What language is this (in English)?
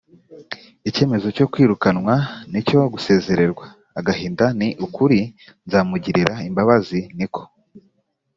Kinyarwanda